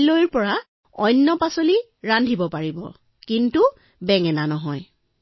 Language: Assamese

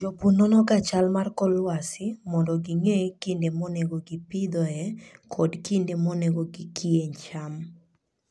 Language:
Luo (Kenya and Tanzania)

